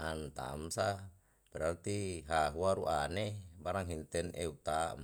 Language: Yalahatan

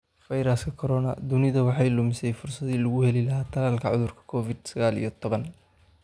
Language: Somali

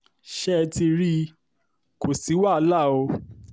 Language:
Yoruba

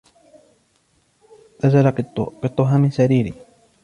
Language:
Arabic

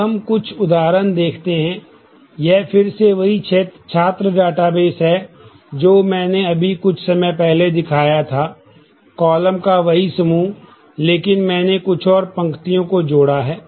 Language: Hindi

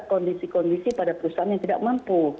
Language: Indonesian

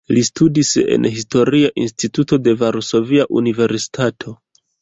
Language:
Esperanto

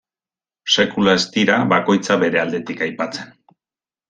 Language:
Basque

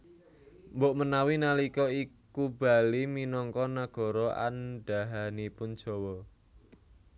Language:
Javanese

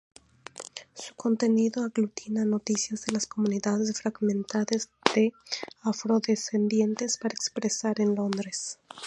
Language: Spanish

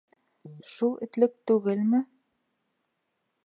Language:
Bashkir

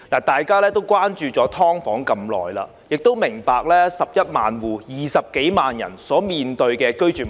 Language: Cantonese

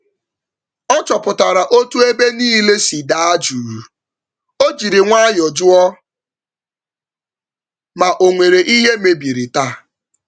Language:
Igbo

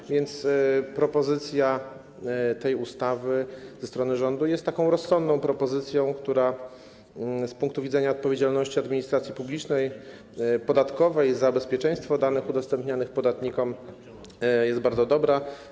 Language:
Polish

